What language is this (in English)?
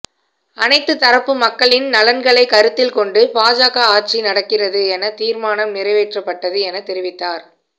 Tamil